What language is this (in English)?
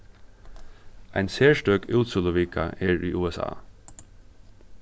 Faroese